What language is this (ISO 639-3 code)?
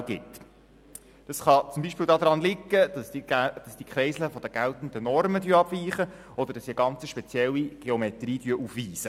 gsw